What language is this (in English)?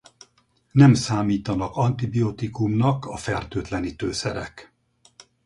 Hungarian